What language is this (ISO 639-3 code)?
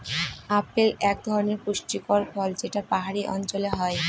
ben